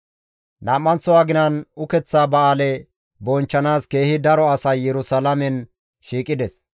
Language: Gamo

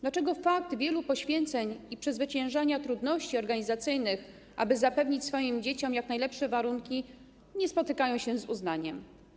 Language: Polish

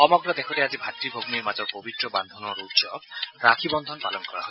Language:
Assamese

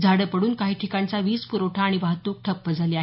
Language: Marathi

